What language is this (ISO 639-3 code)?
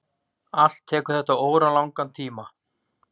isl